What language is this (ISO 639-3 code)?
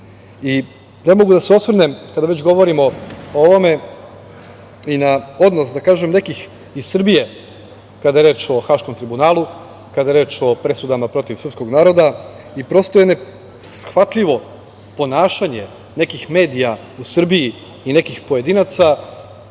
srp